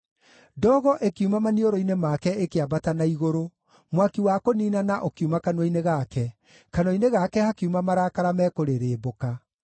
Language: Kikuyu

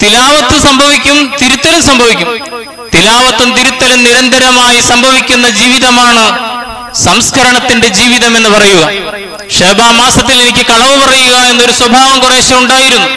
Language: Malayalam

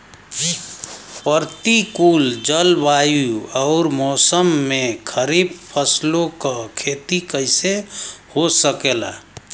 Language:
Bhojpuri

